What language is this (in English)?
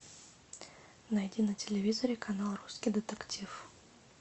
Russian